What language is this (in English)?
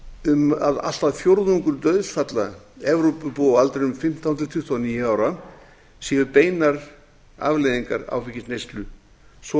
Icelandic